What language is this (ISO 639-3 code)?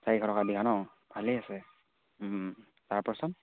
asm